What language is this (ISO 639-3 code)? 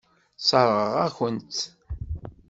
kab